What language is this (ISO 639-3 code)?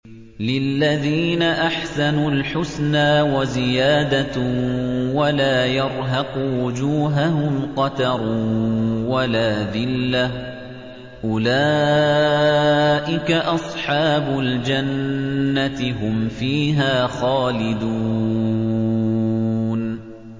ara